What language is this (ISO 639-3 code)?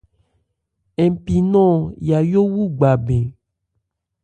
ebr